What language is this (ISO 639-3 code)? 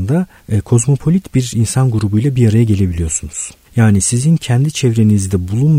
tur